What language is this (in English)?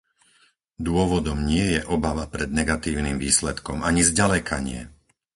Slovak